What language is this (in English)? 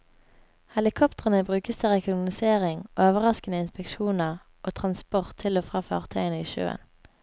Norwegian